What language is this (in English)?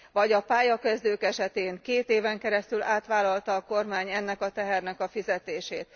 Hungarian